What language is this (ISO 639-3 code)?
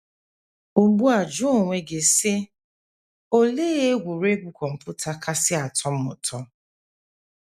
ibo